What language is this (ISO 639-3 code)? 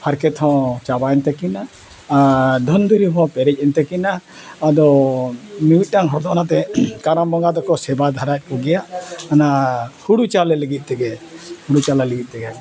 sat